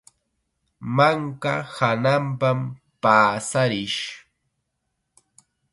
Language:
Chiquián Ancash Quechua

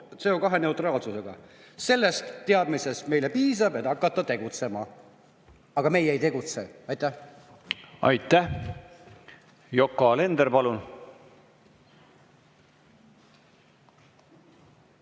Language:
Estonian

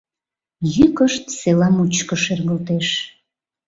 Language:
Mari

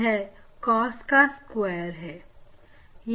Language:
Hindi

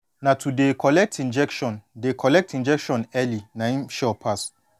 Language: Nigerian Pidgin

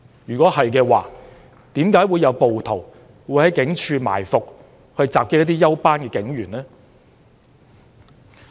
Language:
Cantonese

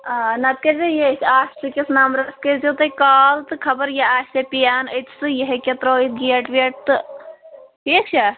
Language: Kashmiri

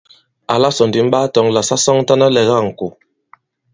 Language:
Bankon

